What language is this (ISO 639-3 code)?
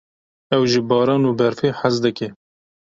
kur